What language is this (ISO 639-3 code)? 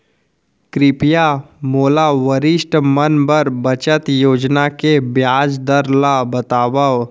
hne